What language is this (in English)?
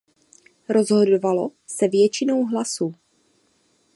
Czech